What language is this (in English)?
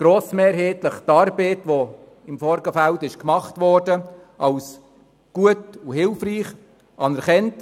Swiss German